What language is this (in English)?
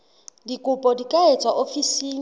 Southern Sotho